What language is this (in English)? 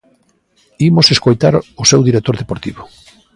Galician